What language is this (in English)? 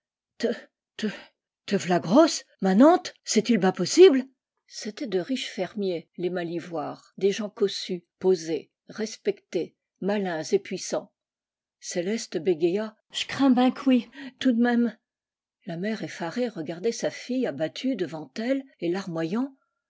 French